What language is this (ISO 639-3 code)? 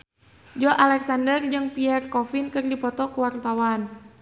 sun